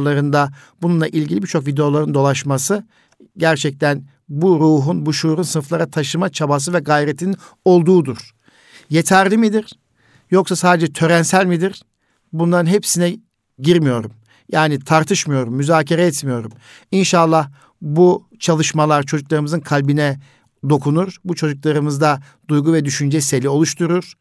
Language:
Turkish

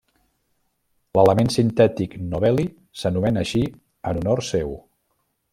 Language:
Catalan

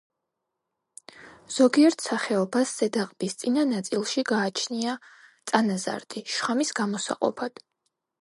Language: Georgian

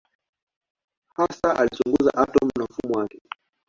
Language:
Swahili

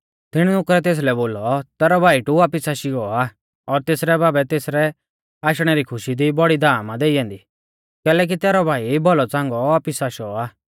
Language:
Mahasu Pahari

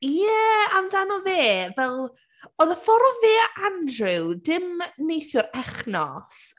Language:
Welsh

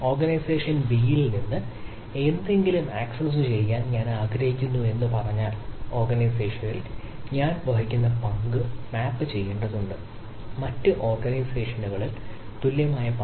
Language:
Malayalam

